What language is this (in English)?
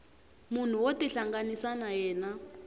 Tsonga